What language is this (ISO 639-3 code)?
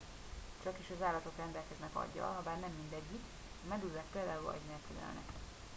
hun